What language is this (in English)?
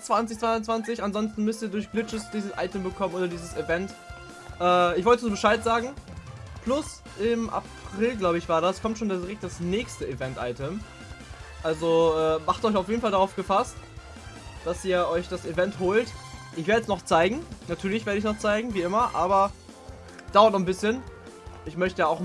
German